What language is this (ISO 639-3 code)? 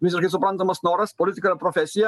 lit